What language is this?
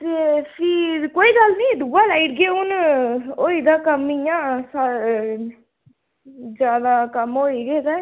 Dogri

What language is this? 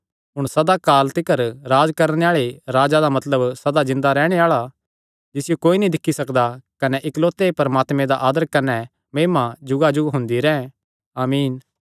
Kangri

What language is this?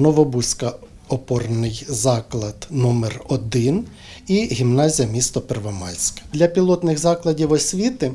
Ukrainian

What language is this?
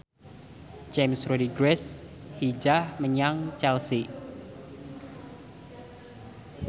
Javanese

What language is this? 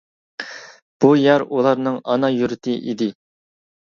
Uyghur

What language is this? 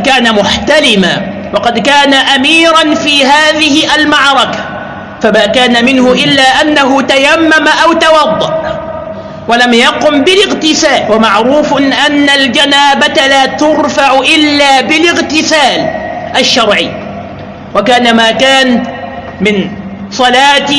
Arabic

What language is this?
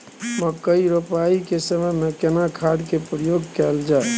Maithili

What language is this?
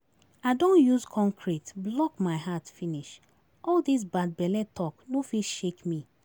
Nigerian Pidgin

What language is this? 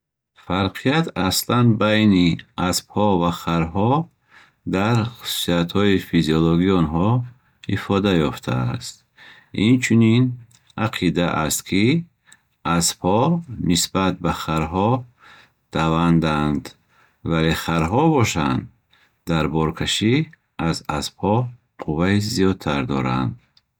Bukharic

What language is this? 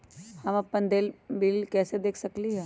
Magahi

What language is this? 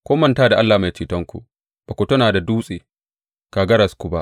Hausa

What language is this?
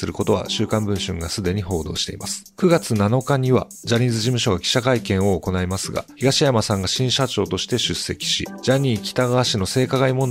Japanese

